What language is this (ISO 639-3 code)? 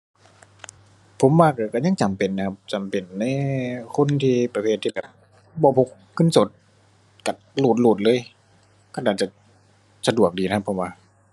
tha